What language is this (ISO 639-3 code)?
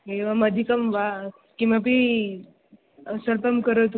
san